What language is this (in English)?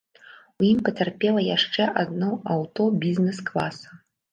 Belarusian